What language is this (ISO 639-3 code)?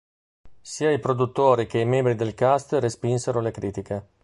ita